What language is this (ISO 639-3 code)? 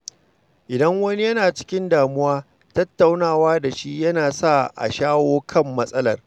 hau